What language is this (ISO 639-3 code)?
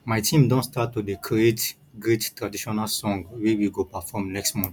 pcm